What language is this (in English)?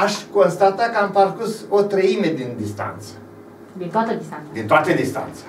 Romanian